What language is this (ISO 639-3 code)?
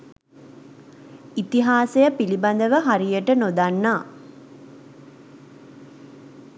sin